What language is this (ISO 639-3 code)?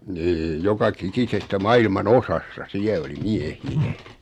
fin